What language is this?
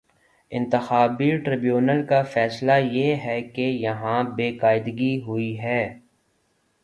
Urdu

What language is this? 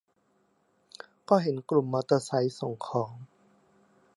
Thai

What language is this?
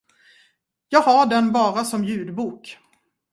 Swedish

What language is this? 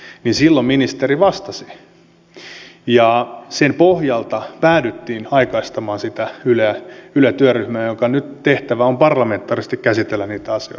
Finnish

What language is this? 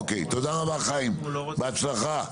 Hebrew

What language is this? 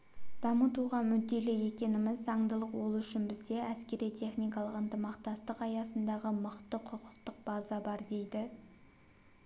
Kazakh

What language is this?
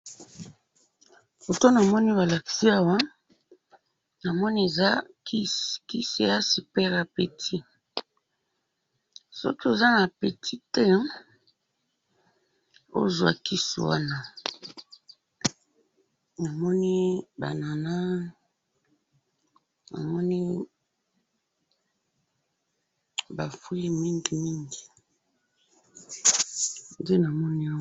Lingala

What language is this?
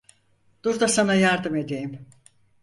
Turkish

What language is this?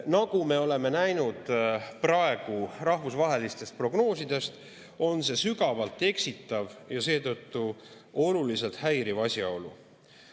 Estonian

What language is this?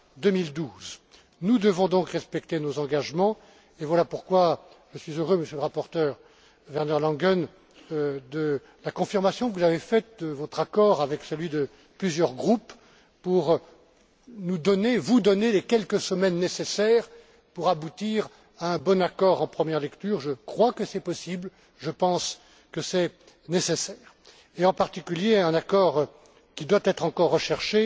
French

